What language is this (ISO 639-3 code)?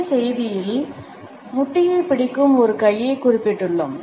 tam